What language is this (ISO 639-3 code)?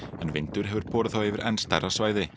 isl